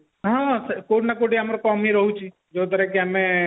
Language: Odia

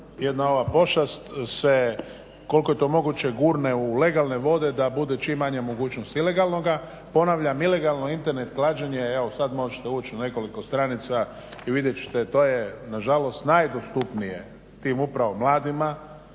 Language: Croatian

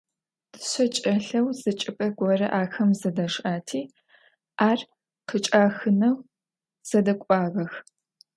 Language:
Adyghe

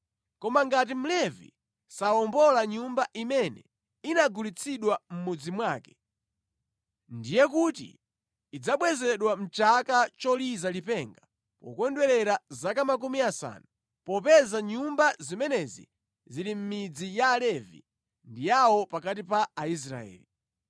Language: Nyanja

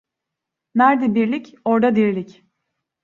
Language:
Turkish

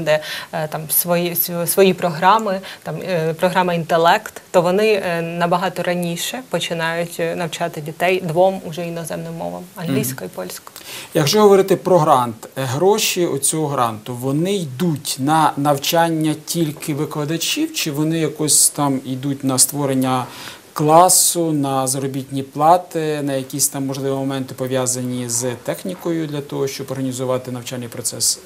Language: Ukrainian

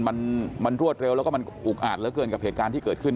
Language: Thai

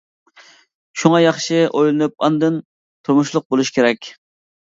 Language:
Uyghur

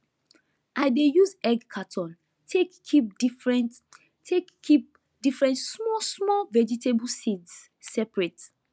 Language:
Nigerian Pidgin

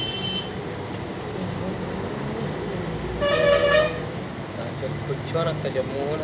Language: Maithili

